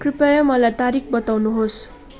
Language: Nepali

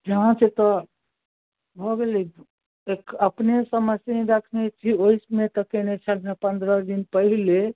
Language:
Maithili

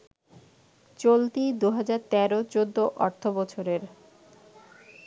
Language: Bangla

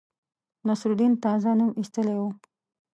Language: Pashto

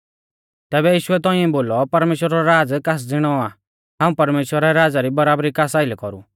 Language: Mahasu Pahari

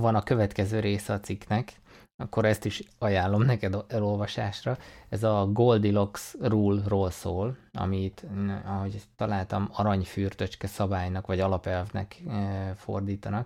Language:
Hungarian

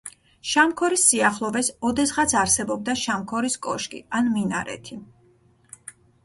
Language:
Georgian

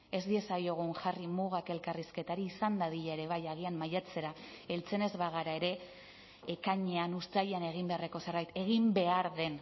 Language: Basque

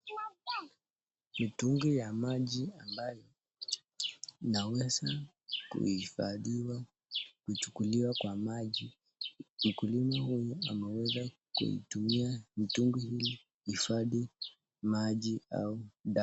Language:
Swahili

